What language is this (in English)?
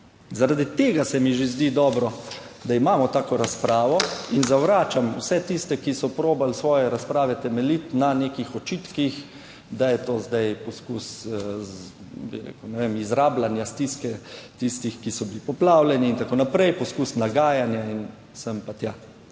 Slovenian